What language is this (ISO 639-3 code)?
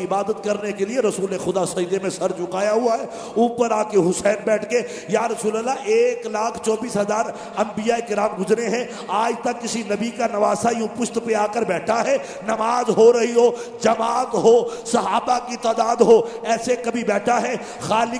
urd